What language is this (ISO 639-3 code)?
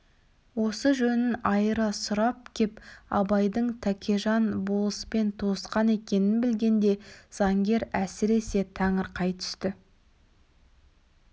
kaz